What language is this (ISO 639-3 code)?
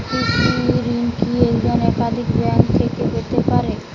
ben